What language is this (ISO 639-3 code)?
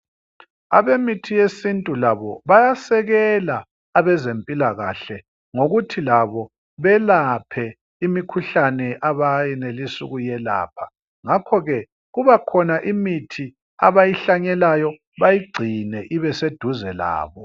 nde